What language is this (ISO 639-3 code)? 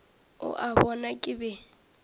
nso